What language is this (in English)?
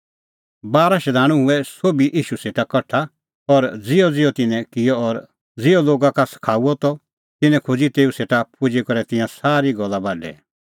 Kullu Pahari